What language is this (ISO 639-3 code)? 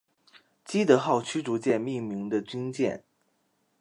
zho